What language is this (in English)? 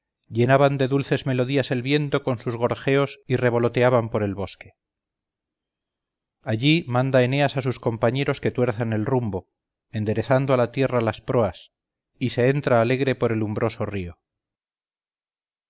Spanish